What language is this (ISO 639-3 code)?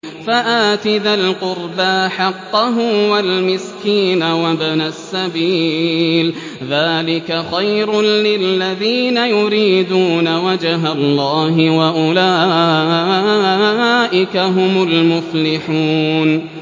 ara